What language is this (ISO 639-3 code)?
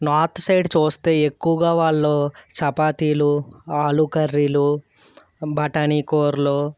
tel